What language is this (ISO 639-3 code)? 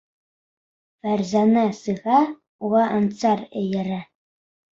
bak